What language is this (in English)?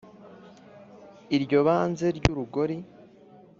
Kinyarwanda